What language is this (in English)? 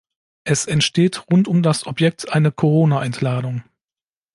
German